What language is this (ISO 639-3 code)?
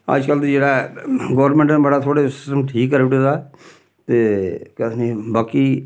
doi